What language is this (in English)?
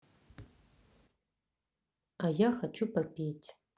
Russian